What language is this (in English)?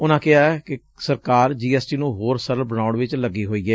Punjabi